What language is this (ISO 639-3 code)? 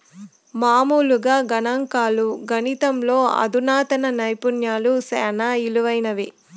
tel